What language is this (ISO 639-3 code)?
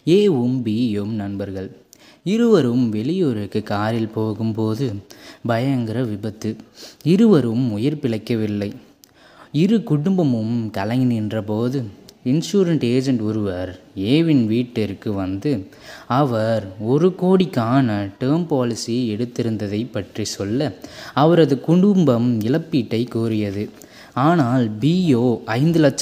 tam